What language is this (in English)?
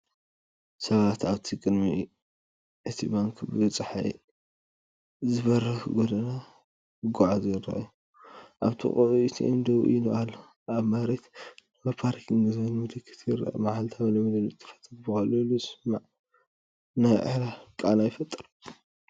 Tigrinya